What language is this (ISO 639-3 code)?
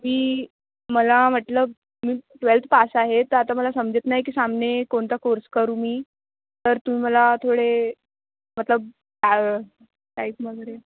mar